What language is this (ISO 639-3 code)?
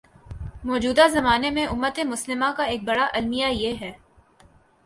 urd